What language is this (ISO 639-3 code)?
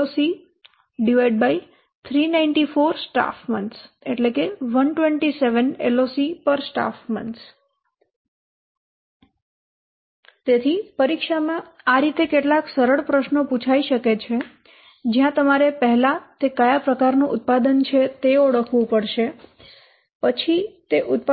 guj